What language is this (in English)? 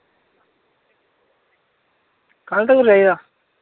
Dogri